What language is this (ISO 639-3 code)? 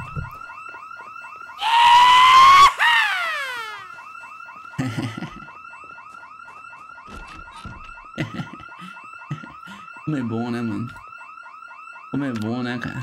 por